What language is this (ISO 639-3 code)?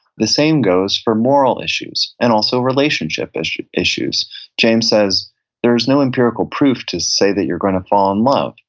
eng